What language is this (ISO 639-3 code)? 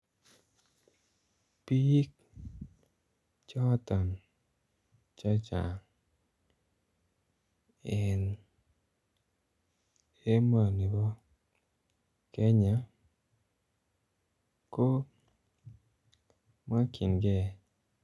kln